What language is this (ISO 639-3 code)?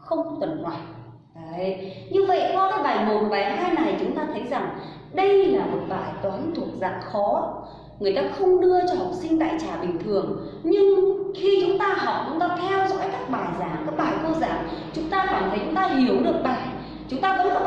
vie